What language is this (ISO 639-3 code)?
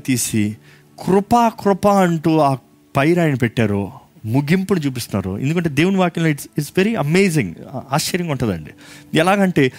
tel